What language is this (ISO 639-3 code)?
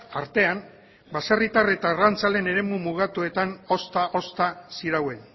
eus